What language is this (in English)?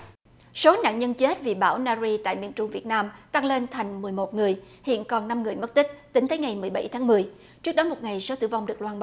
Vietnamese